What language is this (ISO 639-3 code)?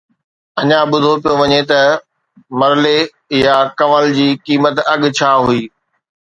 snd